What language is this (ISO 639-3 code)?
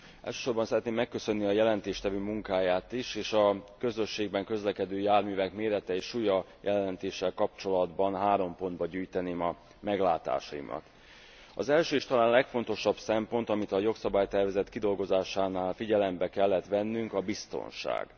hun